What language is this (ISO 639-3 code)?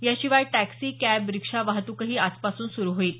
mar